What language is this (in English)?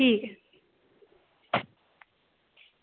Dogri